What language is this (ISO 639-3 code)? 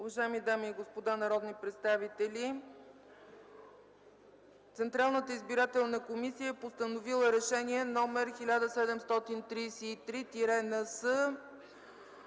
bul